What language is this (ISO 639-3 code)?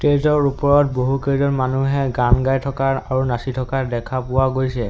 asm